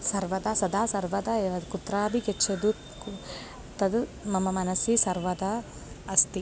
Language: Sanskrit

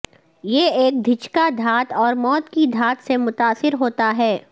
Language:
Urdu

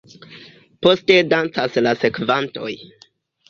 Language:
Esperanto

